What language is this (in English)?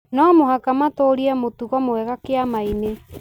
Kikuyu